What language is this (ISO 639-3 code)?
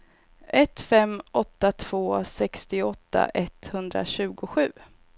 swe